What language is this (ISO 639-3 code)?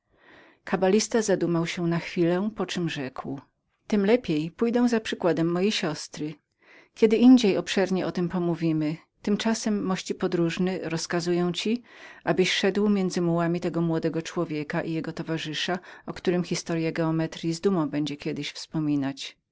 pol